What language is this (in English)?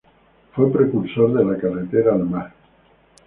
Spanish